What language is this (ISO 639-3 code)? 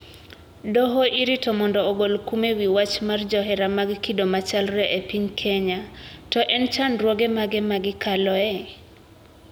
luo